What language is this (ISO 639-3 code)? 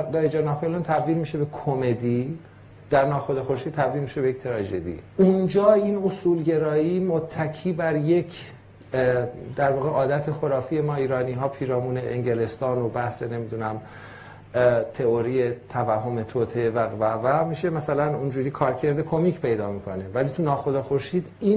fas